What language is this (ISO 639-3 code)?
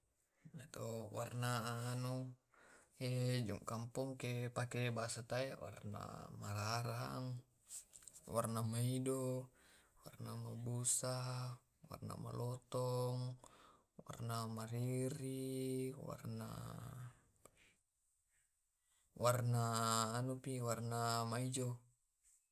rob